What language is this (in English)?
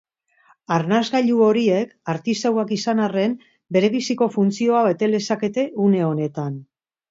Basque